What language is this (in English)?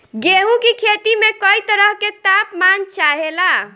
Bhojpuri